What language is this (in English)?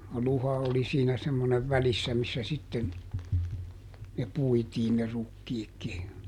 Finnish